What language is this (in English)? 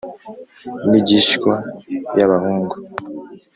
Kinyarwanda